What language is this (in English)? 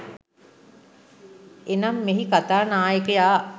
Sinhala